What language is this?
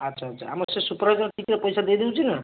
Odia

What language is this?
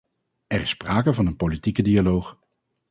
Dutch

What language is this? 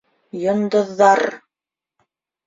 Bashkir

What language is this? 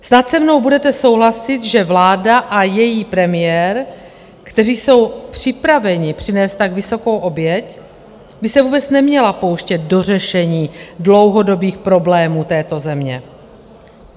Czech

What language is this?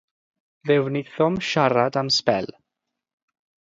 Welsh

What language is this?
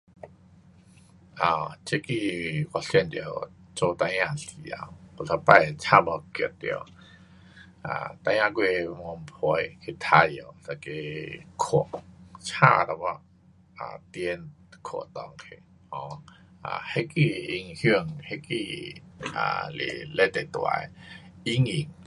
Pu-Xian Chinese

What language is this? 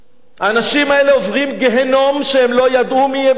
Hebrew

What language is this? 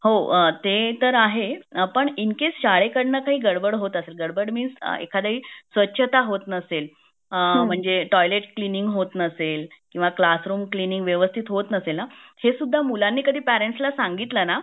Marathi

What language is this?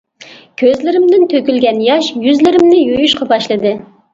Uyghur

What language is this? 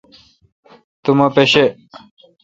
Kalkoti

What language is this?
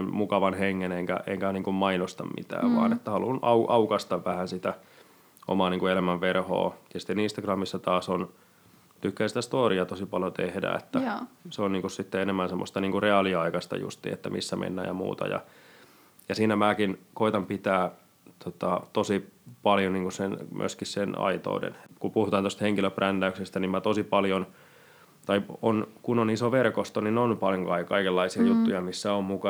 Finnish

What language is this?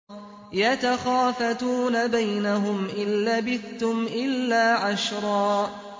Arabic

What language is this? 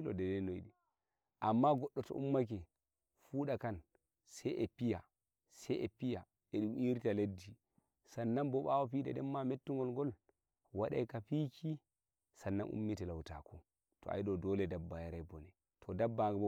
Nigerian Fulfulde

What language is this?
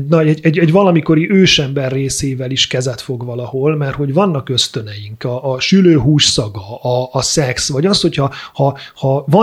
Hungarian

